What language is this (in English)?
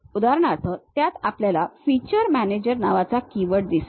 Marathi